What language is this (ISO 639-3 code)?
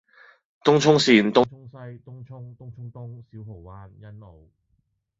yue